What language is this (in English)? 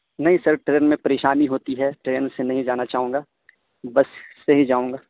Urdu